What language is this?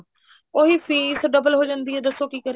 Punjabi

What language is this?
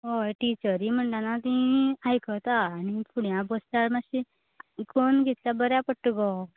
Konkani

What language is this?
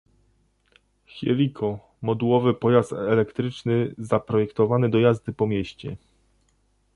Polish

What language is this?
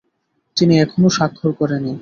Bangla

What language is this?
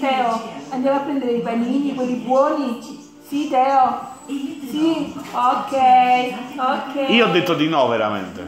Italian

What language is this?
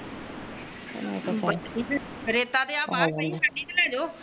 Punjabi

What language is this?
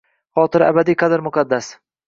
Uzbek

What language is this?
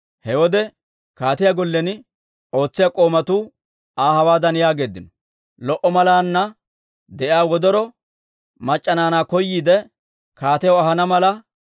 Dawro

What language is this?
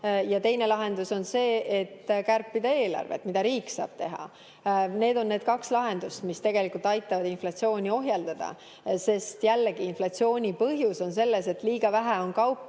Estonian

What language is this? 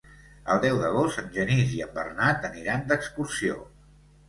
Catalan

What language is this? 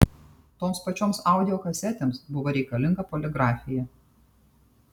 Lithuanian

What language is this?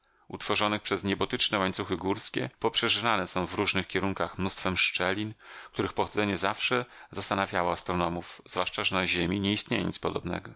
Polish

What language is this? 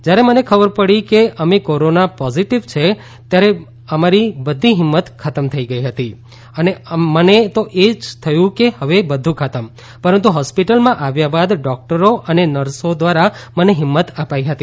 Gujarati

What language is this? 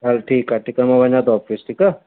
Sindhi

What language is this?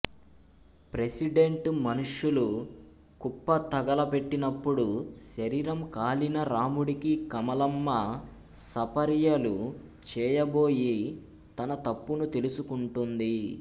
Telugu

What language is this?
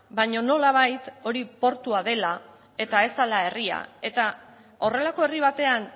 Basque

